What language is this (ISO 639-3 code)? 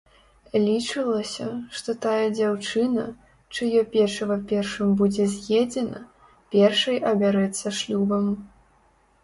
bel